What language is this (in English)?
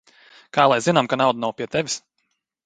Latvian